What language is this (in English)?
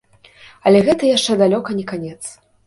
Belarusian